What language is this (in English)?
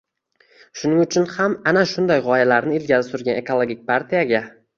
Uzbek